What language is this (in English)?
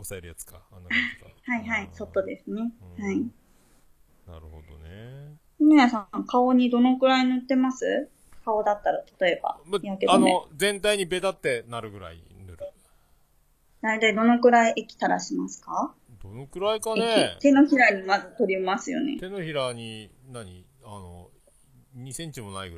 Japanese